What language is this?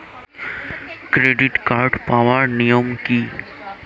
Bangla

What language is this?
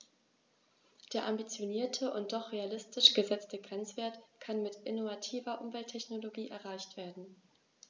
German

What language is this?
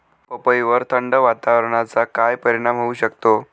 Marathi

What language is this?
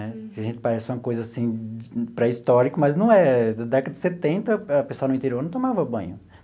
Portuguese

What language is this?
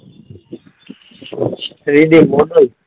Gujarati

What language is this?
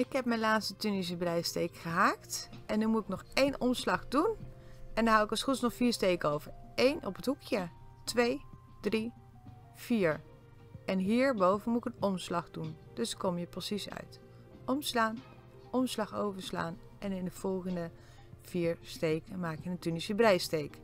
Dutch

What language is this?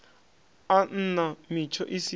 Venda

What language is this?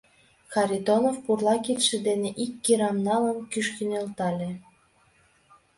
Mari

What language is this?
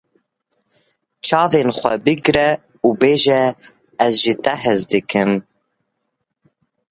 Kurdish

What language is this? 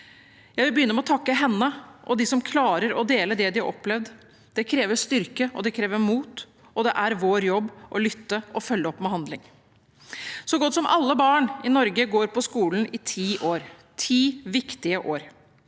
Norwegian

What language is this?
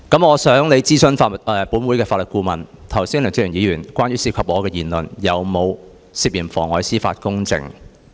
Cantonese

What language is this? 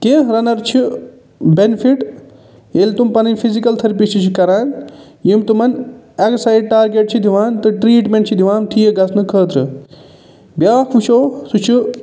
Kashmiri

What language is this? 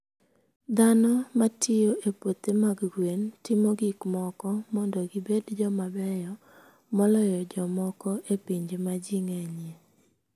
Luo (Kenya and Tanzania)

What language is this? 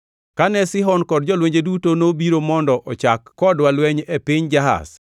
Luo (Kenya and Tanzania)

